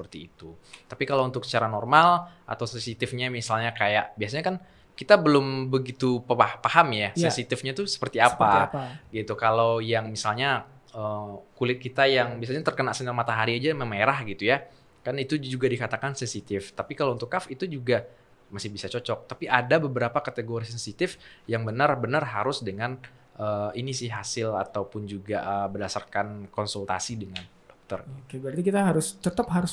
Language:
Indonesian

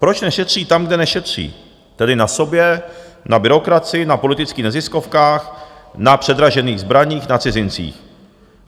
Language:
Czech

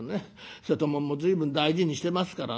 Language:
Japanese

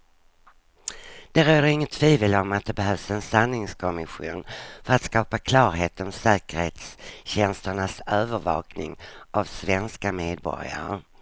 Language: Swedish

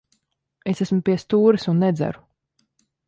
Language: Latvian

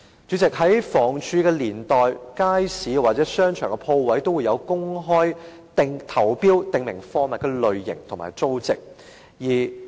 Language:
Cantonese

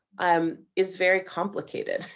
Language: English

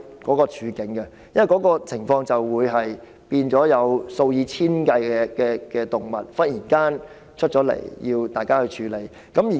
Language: Cantonese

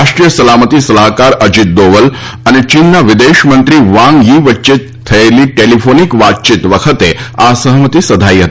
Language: Gujarati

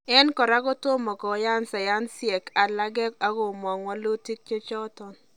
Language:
Kalenjin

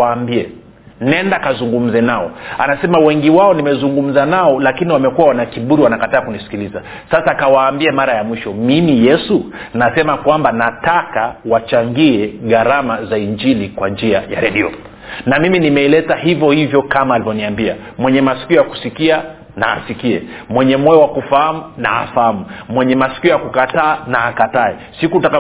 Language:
Swahili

